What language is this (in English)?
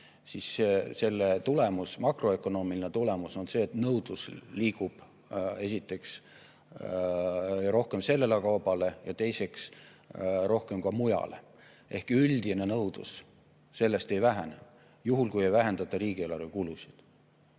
Estonian